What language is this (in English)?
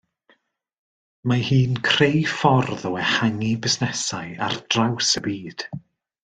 Welsh